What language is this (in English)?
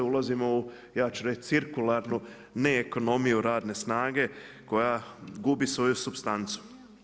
Croatian